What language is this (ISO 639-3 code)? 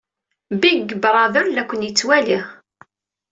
kab